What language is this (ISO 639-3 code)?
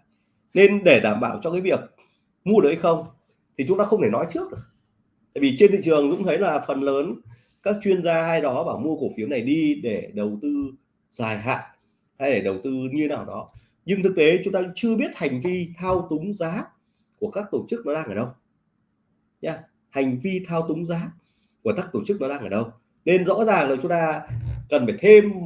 vie